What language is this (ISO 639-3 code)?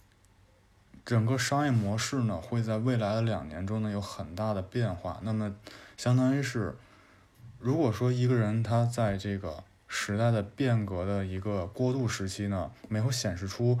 zho